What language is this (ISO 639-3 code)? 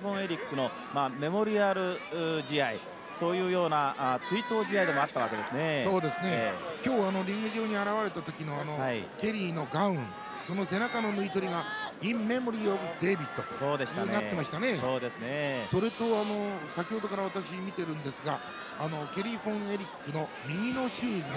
jpn